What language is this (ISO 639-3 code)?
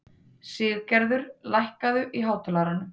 isl